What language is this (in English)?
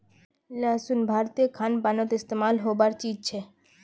Magahi